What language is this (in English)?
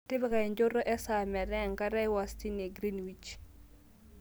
Masai